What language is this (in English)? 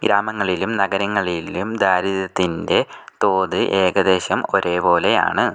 Malayalam